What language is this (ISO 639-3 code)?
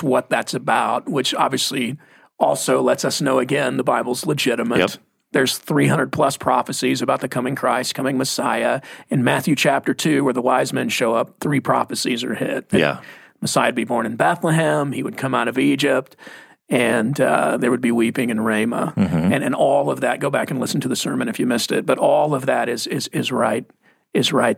eng